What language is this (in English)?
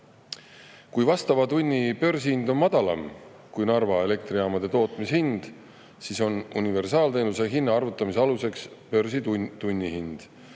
Estonian